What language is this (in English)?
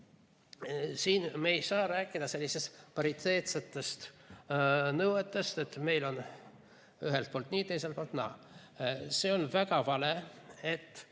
Estonian